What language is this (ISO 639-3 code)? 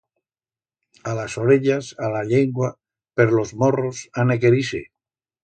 arg